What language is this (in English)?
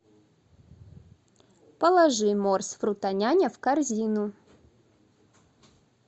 Russian